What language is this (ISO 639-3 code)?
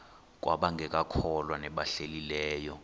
xho